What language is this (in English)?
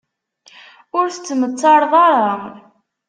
Kabyle